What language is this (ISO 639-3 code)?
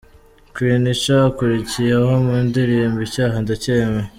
kin